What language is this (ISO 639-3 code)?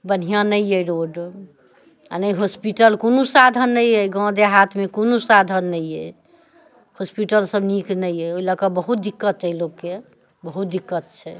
mai